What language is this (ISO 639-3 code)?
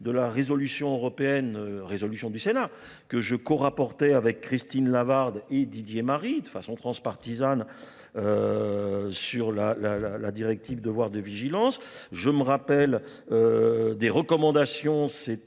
fra